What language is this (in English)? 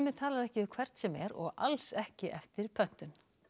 Icelandic